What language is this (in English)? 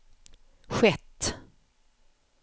Swedish